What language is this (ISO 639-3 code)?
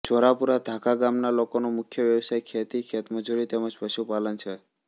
guj